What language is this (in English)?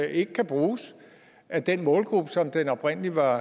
Danish